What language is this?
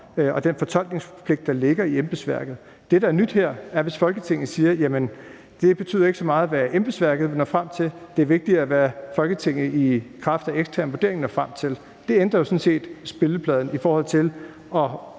Danish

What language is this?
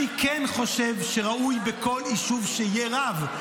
Hebrew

